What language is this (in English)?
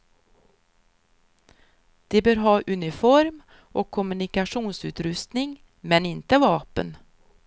Swedish